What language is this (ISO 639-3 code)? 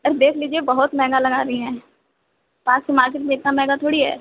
urd